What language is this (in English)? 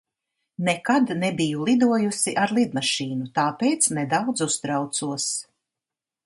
Latvian